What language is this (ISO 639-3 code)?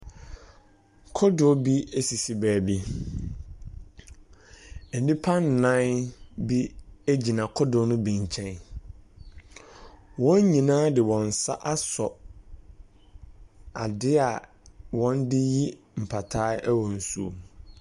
aka